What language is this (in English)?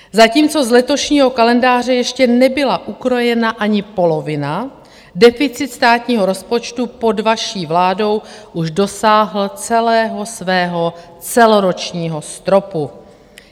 Czech